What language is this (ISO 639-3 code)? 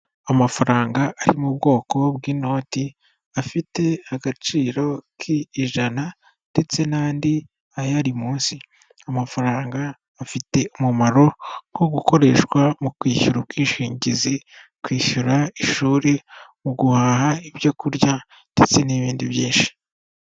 kin